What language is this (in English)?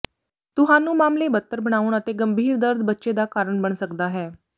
Punjabi